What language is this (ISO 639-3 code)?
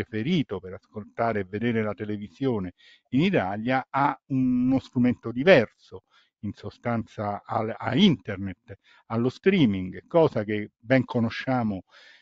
ita